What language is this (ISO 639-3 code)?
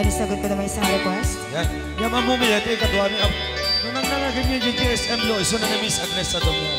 fil